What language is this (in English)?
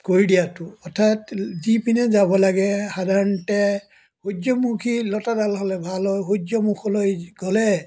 Assamese